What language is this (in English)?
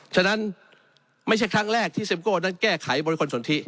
Thai